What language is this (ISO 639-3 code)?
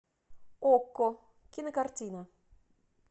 rus